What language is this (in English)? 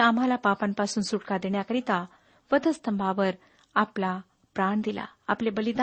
Marathi